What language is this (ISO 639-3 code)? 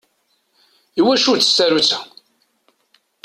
kab